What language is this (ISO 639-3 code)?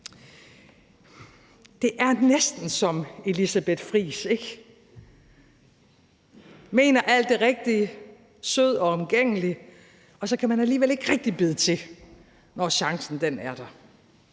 dan